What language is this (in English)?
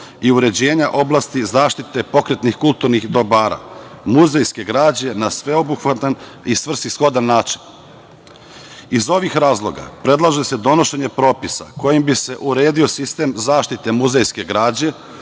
Serbian